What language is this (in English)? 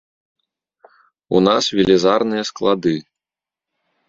Belarusian